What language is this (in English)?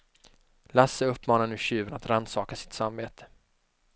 Swedish